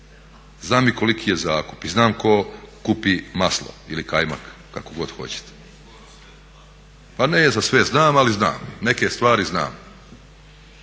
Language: Croatian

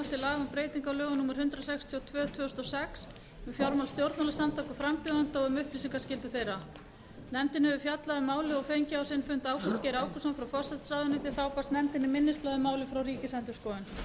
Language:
Icelandic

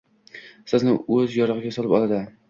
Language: Uzbek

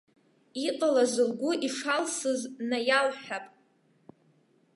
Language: Abkhazian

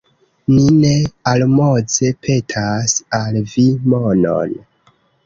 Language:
Esperanto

